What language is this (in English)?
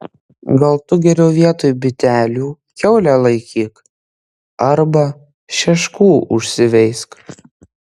Lithuanian